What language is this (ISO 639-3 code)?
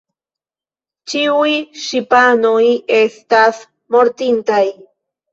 epo